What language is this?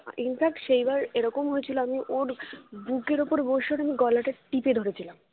Bangla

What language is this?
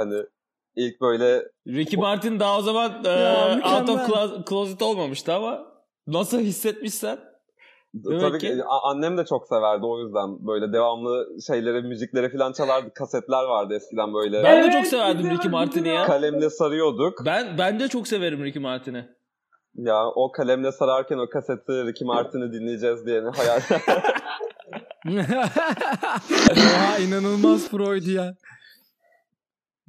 Turkish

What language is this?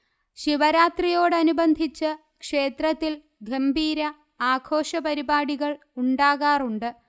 Malayalam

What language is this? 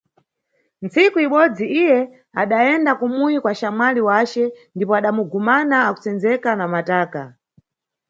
Nyungwe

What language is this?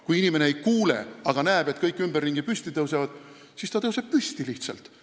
Estonian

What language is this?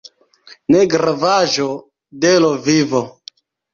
Esperanto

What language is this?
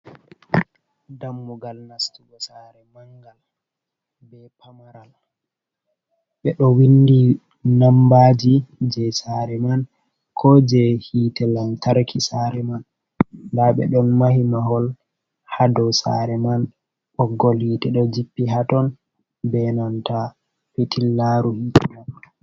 Fula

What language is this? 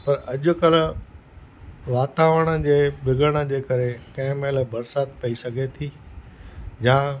Sindhi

